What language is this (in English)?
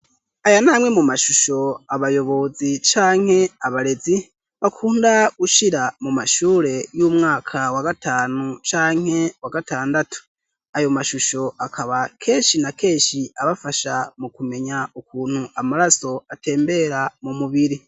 Rundi